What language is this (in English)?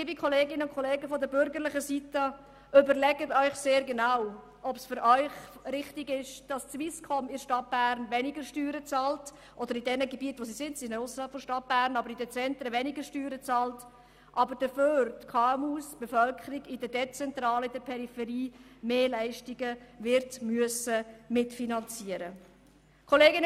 Swiss German